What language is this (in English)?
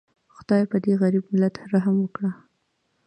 Pashto